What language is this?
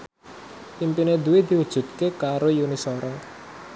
Javanese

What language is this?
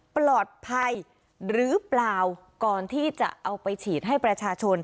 Thai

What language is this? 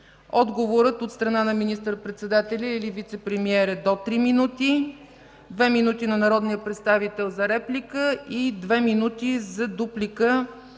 Bulgarian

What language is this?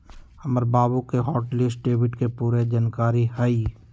Magahi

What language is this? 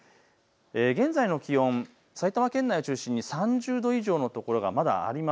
Japanese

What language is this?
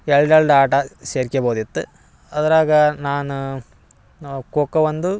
Kannada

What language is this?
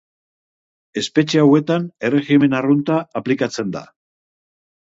Basque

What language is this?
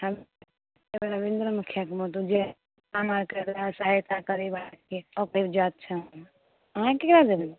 Maithili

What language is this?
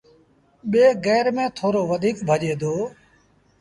Sindhi Bhil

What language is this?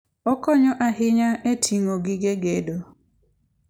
Luo (Kenya and Tanzania)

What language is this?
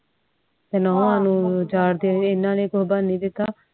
Punjabi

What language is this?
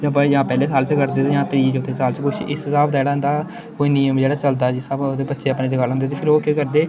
Dogri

